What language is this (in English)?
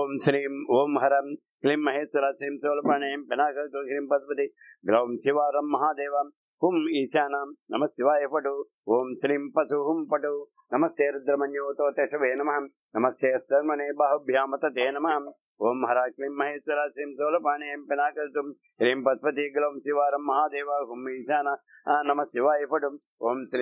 Telugu